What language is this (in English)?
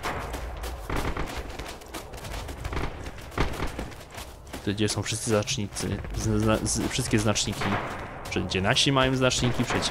Polish